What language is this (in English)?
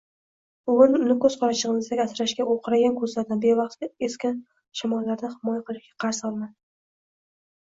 Uzbek